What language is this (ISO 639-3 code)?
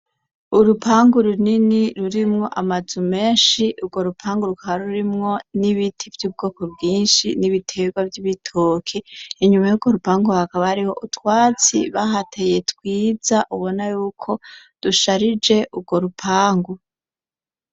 run